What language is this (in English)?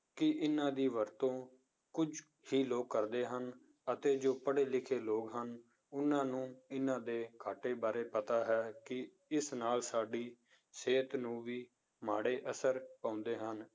Punjabi